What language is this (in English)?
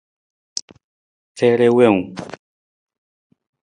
Nawdm